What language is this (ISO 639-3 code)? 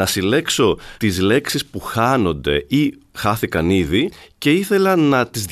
ell